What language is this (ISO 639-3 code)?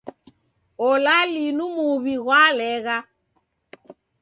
dav